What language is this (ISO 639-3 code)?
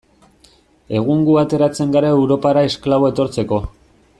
eus